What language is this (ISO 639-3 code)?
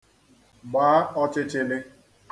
ibo